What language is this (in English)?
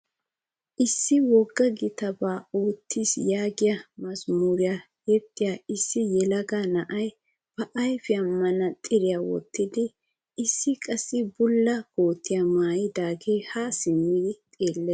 Wolaytta